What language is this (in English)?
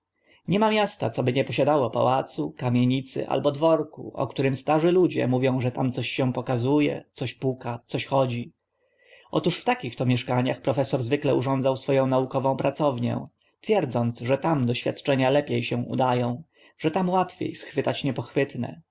Polish